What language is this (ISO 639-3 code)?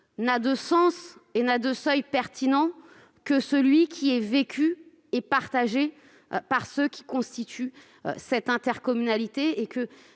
fra